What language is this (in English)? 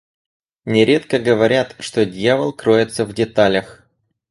Russian